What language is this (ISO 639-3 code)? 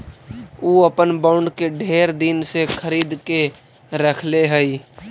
mag